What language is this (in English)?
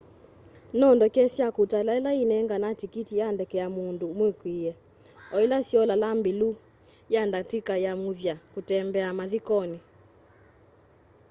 Kamba